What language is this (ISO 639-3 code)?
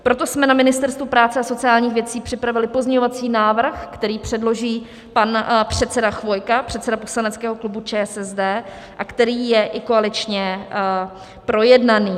ces